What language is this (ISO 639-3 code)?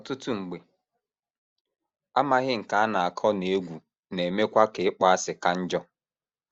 ibo